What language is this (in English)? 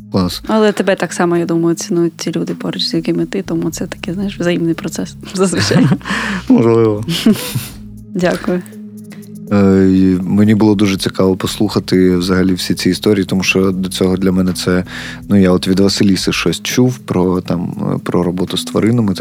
Ukrainian